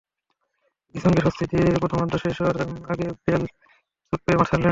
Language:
Bangla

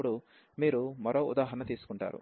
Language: Telugu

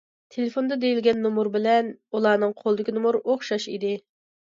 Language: Uyghur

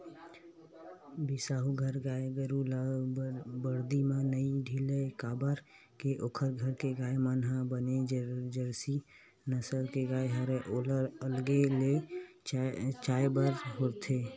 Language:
Chhattisgarhi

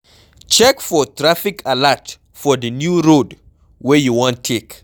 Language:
Nigerian Pidgin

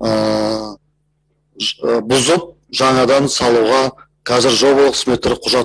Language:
Turkish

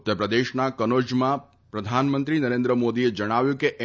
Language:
Gujarati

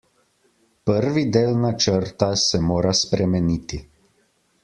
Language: Slovenian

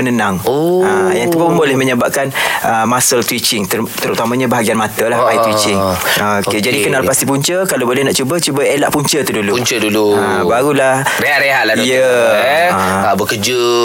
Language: Malay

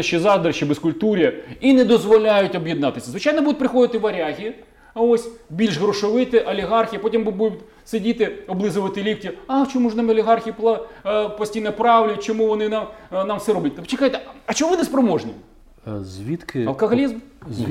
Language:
Ukrainian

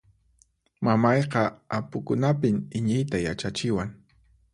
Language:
Puno Quechua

